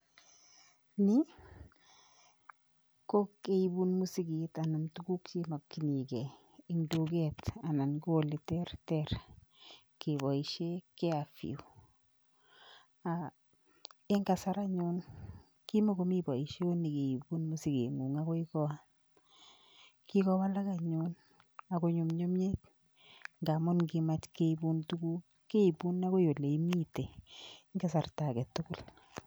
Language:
Kalenjin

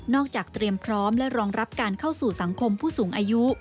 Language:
Thai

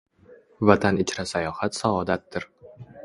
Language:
Uzbek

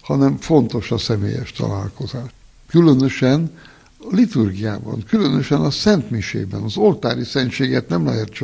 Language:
Hungarian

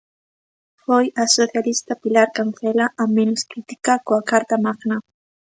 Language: Galician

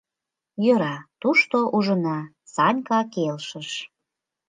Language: Mari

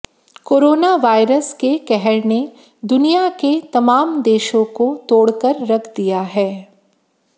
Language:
Hindi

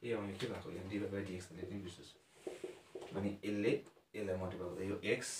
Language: Hindi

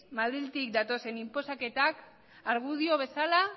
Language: Basque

